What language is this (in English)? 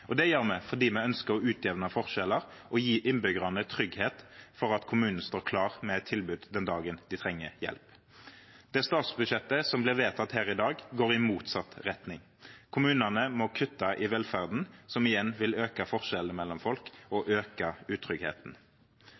Norwegian Nynorsk